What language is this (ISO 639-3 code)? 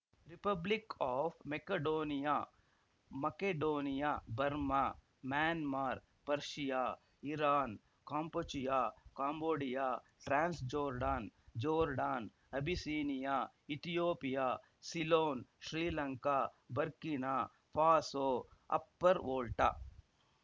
kan